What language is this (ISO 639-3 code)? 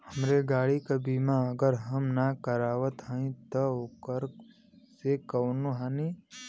bho